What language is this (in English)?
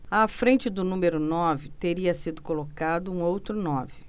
Portuguese